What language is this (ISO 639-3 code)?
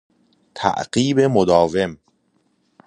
fas